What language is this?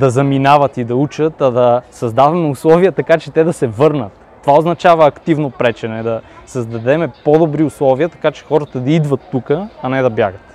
Bulgarian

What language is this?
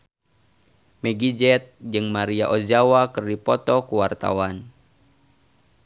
Sundanese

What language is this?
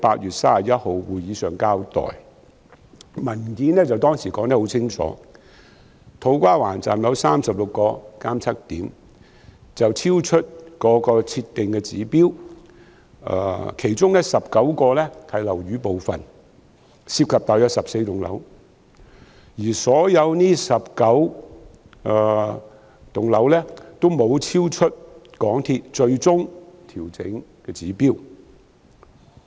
Cantonese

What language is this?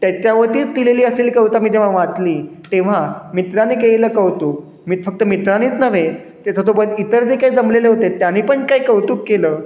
Marathi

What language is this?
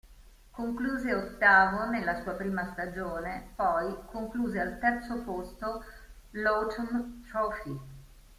Italian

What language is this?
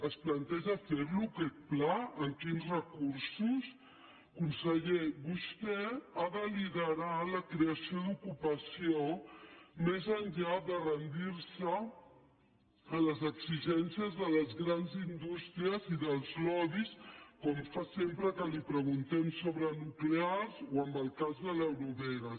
Catalan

